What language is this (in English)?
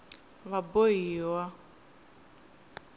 Tsonga